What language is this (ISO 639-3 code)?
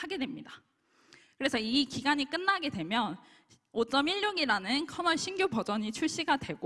kor